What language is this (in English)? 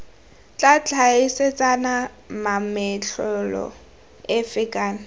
Tswana